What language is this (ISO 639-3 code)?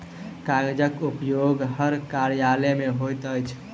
mai